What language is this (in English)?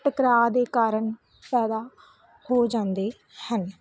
Punjabi